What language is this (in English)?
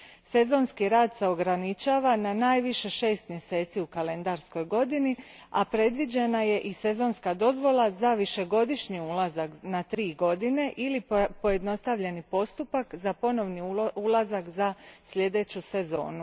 Croatian